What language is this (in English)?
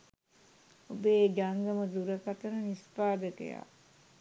Sinhala